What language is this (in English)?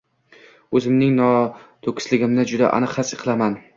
Uzbek